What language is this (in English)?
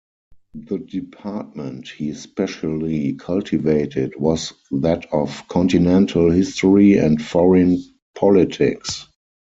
English